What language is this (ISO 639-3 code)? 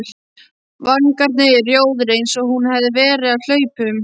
isl